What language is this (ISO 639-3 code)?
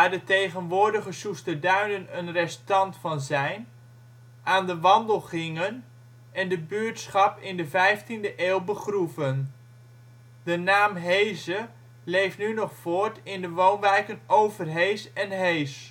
nld